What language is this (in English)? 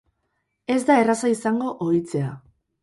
Basque